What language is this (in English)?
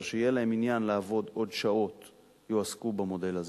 Hebrew